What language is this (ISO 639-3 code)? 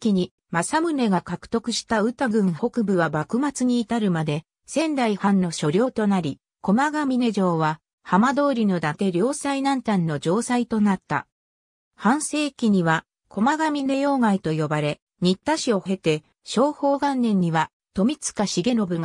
jpn